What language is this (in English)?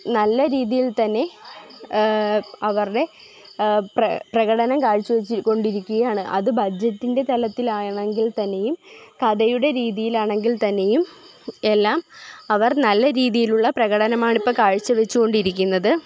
Malayalam